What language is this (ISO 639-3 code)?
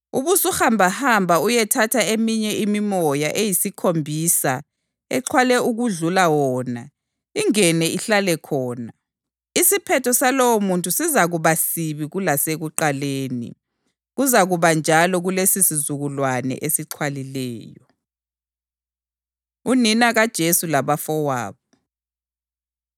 nde